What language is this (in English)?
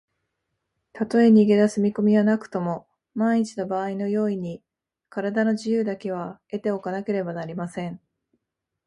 Japanese